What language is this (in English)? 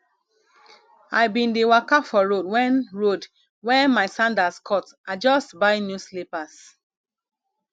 Nigerian Pidgin